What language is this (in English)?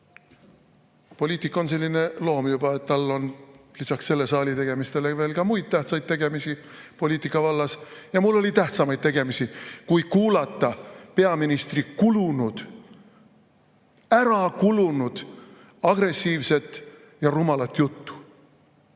Estonian